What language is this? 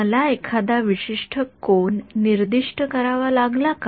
Marathi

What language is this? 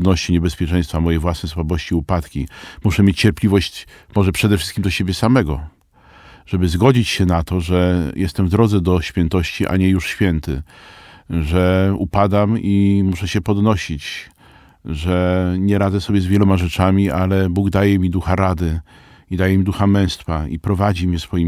Polish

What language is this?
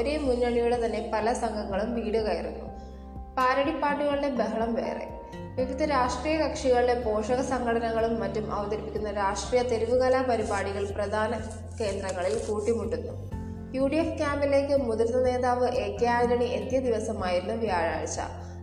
Malayalam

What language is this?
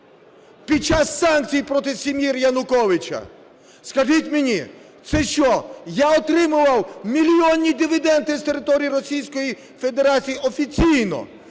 Ukrainian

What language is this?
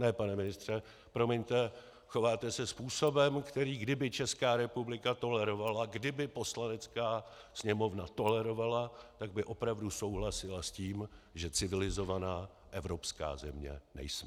Czech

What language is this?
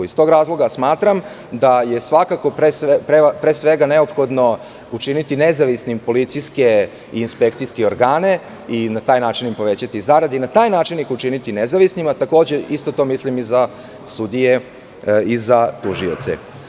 Serbian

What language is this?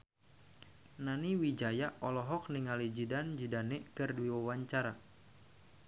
Sundanese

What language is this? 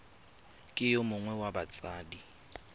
Tswana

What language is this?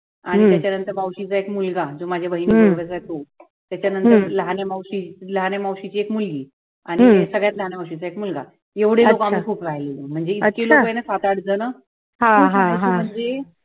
Marathi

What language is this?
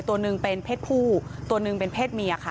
Thai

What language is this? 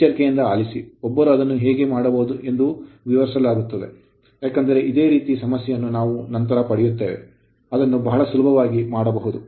Kannada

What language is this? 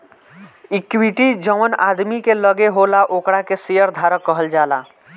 Bhojpuri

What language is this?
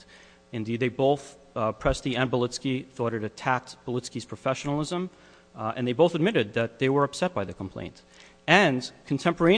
English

